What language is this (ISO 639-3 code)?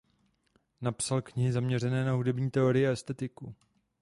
ces